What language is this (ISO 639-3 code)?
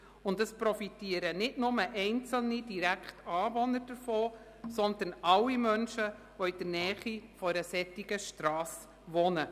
gsw